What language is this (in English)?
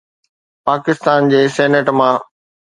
Sindhi